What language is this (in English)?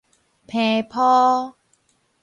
Min Nan Chinese